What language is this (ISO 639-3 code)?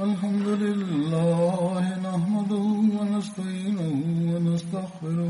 swa